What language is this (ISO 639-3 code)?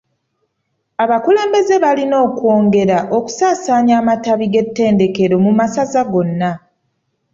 lug